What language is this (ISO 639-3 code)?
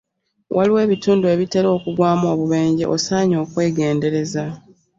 lug